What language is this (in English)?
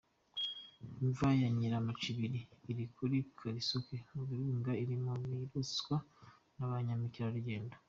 Kinyarwanda